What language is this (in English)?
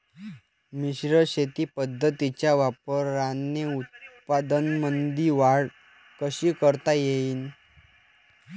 Marathi